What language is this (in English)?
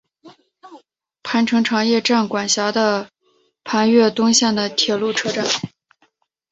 Chinese